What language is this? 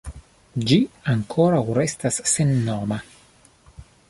Esperanto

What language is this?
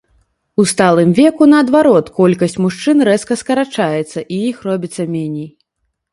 Belarusian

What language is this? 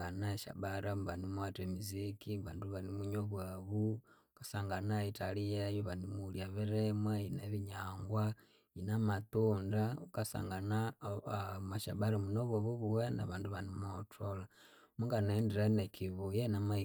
Konzo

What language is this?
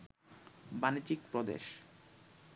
Bangla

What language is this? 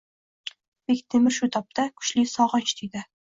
Uzbek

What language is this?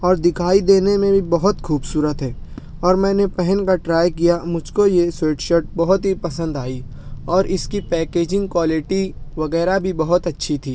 Urdu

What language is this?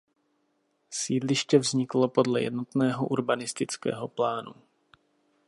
Czech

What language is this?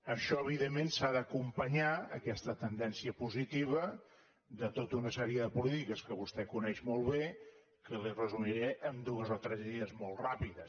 Catalan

